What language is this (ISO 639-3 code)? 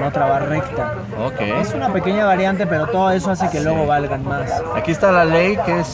spa